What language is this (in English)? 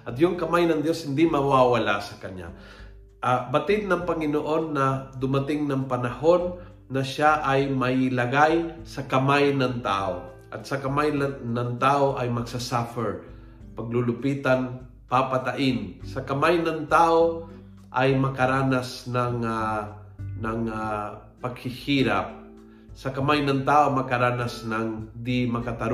Filipino